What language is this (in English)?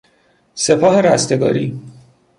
Persian